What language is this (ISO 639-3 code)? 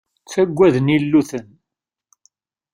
kab